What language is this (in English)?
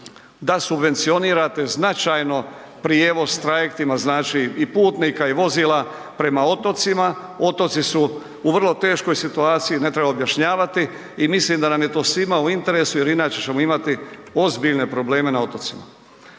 Croatian